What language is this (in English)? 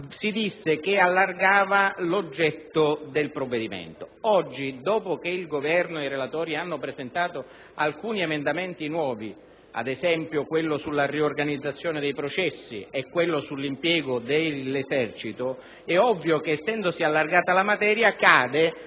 Italian